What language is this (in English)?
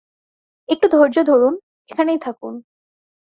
Bangla